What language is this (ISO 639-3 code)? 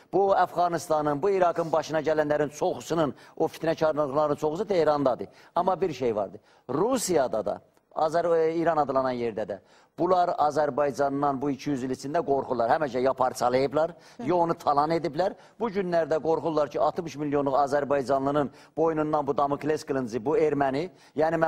tur